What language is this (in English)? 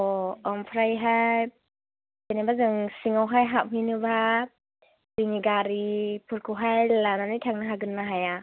Bodo